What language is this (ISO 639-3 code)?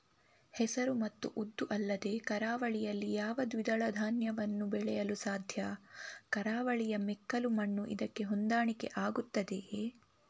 kan